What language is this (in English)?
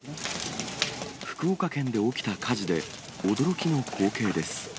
Japanese